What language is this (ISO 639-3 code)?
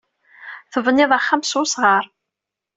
kab